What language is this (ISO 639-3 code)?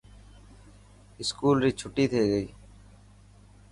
mki